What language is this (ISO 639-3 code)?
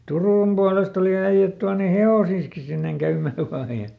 fin